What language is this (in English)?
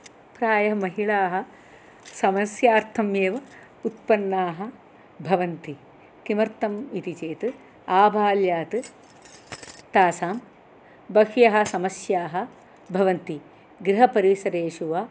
Sanskrit